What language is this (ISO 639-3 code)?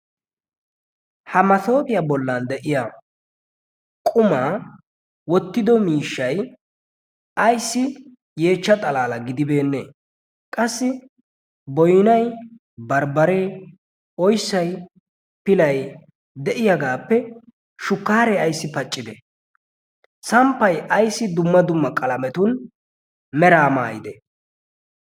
wal